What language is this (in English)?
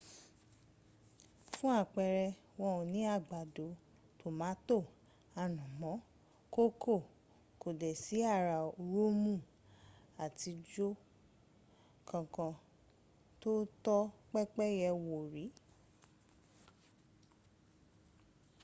Yoruba